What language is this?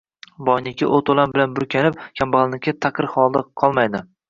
Uzbek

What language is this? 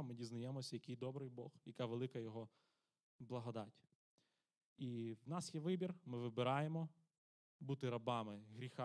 Ukrainian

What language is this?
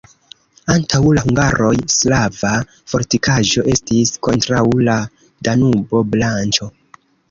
Esperanto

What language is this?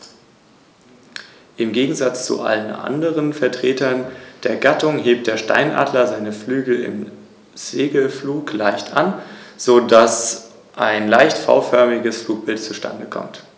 German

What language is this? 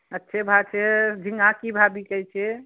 Maithili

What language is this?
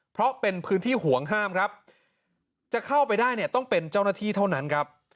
Thai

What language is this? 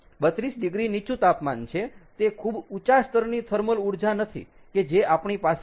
Gujarati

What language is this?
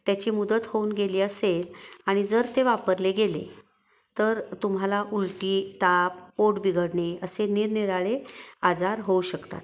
Marathi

